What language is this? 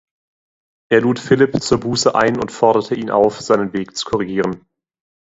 German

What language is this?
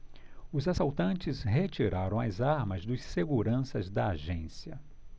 Portuguese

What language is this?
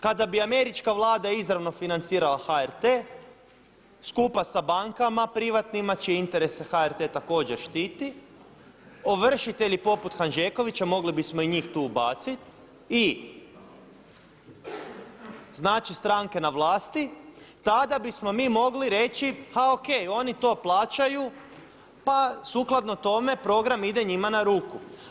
Croatian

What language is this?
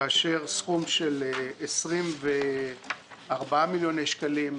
Hebrew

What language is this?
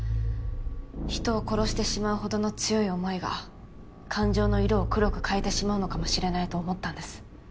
Japanese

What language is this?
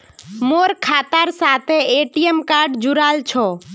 Magahi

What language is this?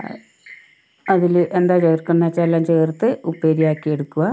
Malayalam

